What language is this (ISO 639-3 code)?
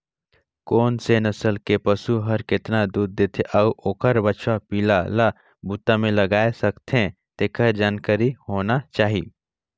hne